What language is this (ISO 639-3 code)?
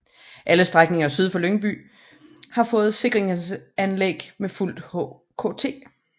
dan